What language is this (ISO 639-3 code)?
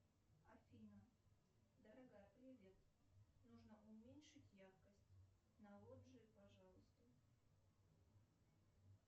rus